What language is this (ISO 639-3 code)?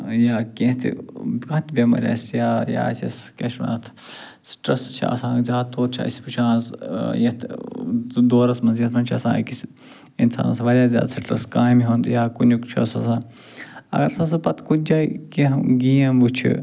kas